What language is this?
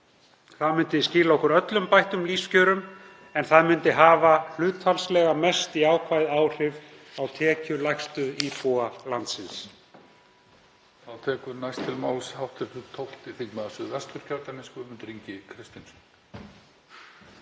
Icelandic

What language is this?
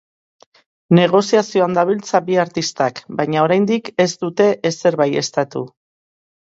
Basque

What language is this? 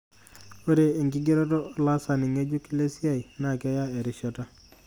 Masai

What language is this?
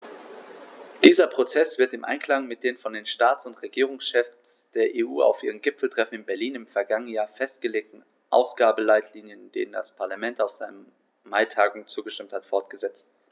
German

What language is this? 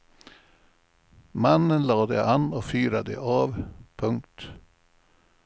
Swedish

